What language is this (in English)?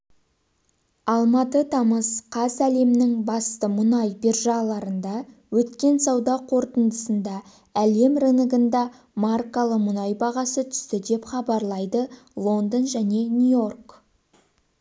Kazakh